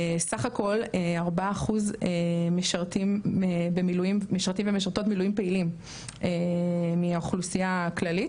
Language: Hebrew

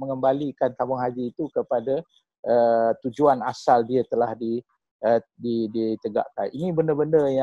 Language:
Malay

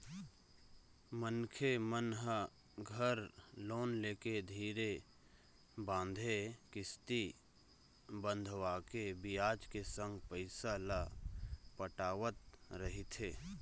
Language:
Chhattisgarhi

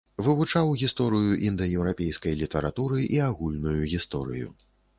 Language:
Belarusian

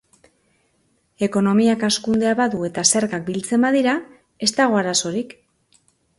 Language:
Basque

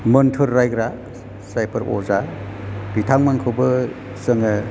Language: Bodo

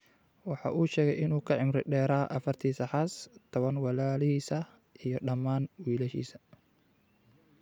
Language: Somali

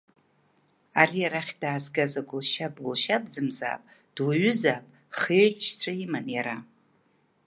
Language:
Abkhazian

